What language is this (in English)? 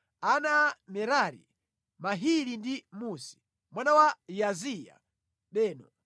Nyanja